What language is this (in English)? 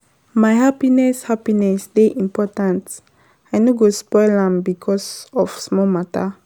Nigerian Pidgin